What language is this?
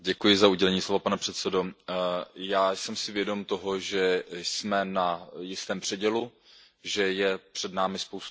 Czech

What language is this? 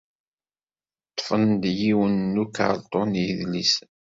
Kabyle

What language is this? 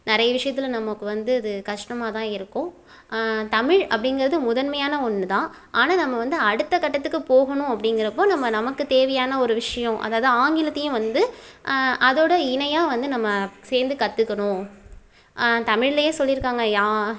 Tamil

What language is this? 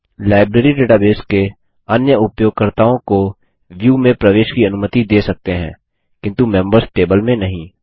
Hindi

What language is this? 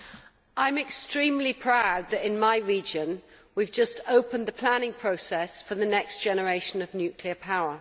English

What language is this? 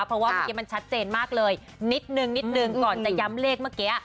Thai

